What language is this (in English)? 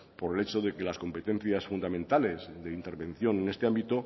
Spanish